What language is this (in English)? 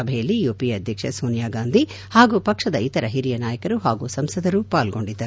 Kannada